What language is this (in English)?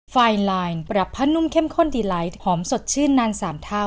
Thai